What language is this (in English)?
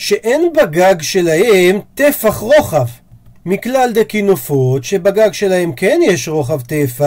Hebrew